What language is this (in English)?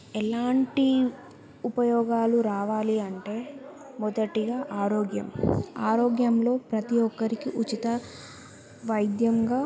Telugu